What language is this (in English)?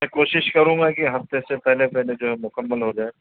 Urdu